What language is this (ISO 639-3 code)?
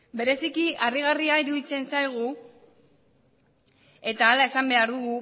eus